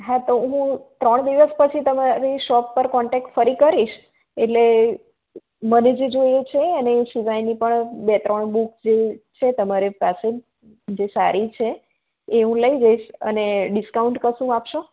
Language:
Gujarati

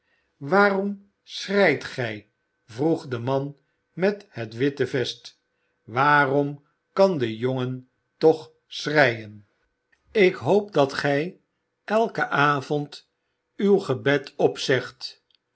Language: Dutch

